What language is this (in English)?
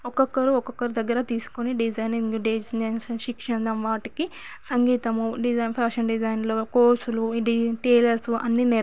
Telugu